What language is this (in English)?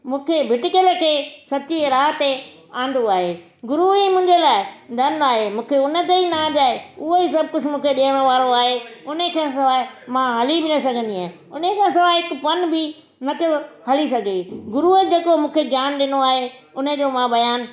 Sindhi